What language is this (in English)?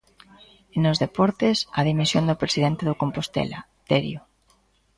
Galician